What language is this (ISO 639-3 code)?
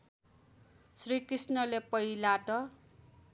nep